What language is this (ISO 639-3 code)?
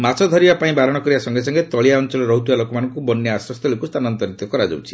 ori